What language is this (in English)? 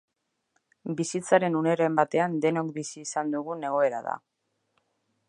Basque